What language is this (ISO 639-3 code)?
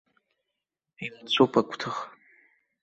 abk